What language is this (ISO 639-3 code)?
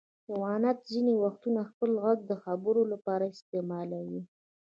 pus